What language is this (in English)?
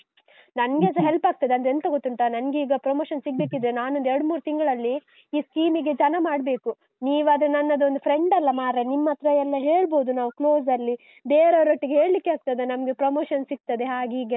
Kannada